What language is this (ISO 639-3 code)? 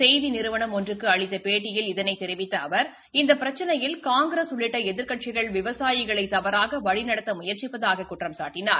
tam